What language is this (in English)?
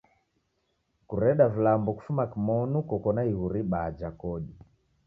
Taita